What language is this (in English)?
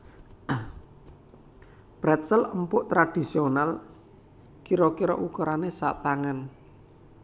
Javanese